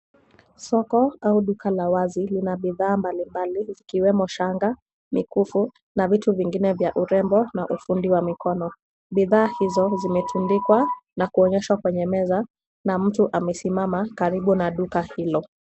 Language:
Swahili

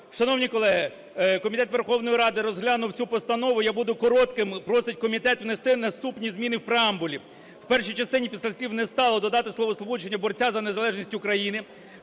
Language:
Ukrainian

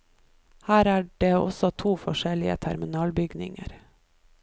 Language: Norwegian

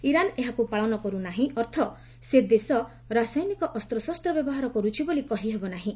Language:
Odia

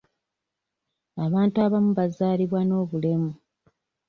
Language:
Ganda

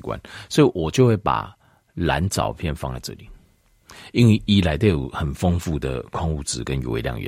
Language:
Chinese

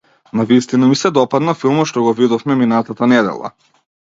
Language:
Macedonian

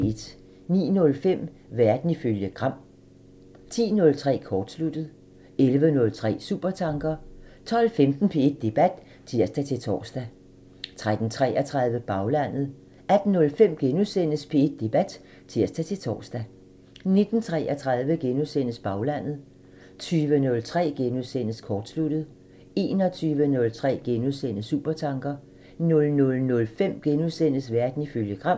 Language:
Danish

